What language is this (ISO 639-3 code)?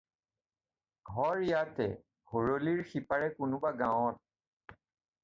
asm